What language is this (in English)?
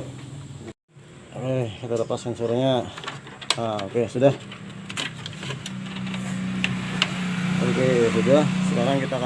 Indonesian